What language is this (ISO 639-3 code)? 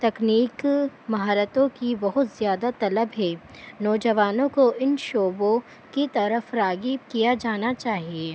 urd